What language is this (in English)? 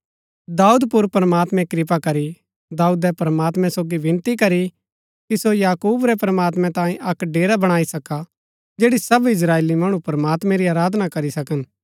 Gaddi